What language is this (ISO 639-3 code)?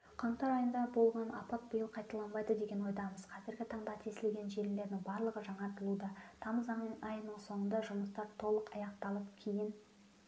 kaz